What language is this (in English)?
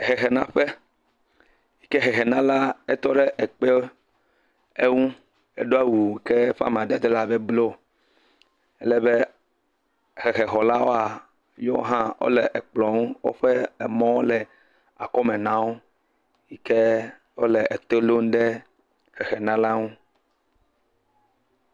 Ewe